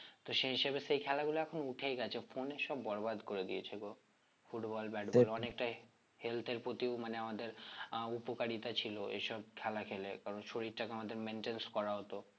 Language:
Bangla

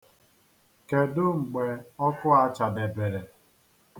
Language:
Igbo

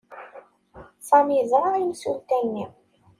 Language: Kabyle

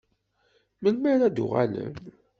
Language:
Kabyle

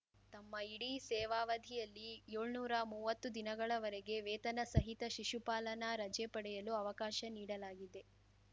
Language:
Kannada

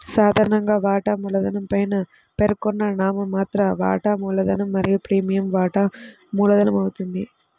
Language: Telugu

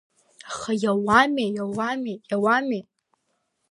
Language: Abkhazian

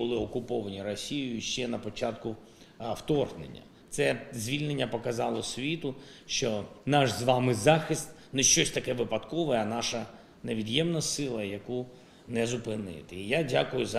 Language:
Ukrainian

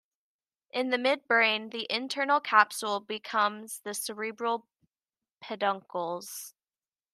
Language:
English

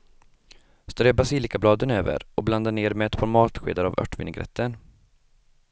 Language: Swedish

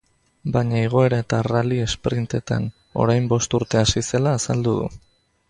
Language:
Basque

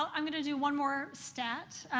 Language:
English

